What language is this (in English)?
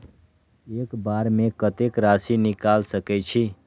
Maithili